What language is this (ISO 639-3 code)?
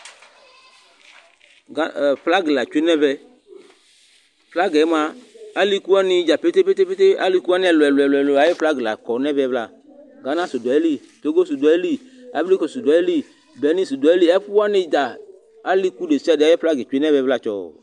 kpo